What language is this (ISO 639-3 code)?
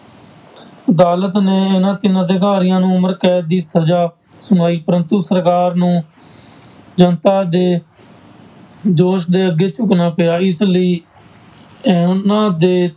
pan